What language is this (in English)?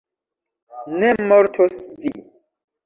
Esperanto